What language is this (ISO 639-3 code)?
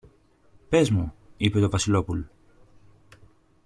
ell